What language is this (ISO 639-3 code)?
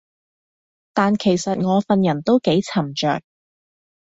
yue